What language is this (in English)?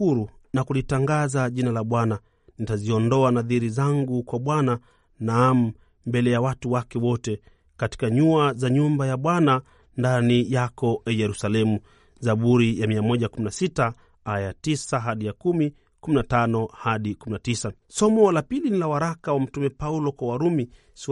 Swahili